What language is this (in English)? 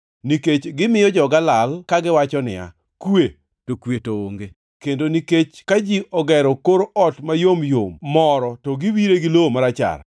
Luo (Kenya and Tanzania)